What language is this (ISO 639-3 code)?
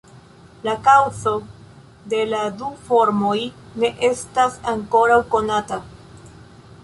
epo